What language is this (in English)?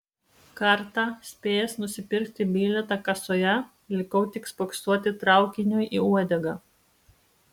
Lithuanian